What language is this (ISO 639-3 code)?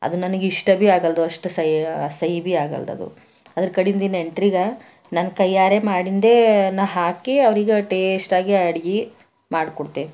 kan